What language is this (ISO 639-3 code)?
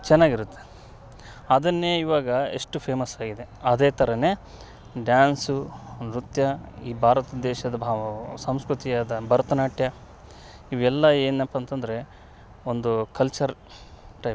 kan